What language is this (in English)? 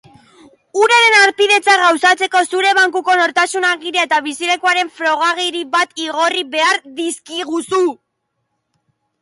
Basque